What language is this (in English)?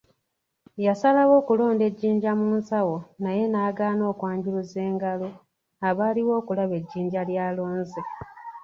Ganda